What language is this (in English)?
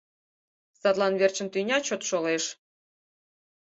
Mari